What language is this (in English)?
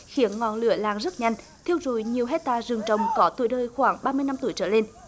Vietnamese